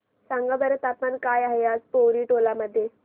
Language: Marathi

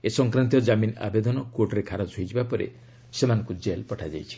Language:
Odia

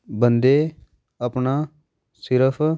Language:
Punjabi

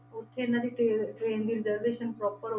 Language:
Punjabi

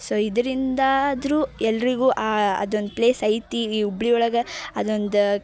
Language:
Kannada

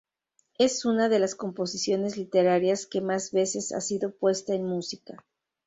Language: Spanish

